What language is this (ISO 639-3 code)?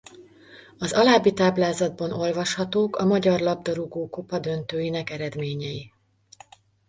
hun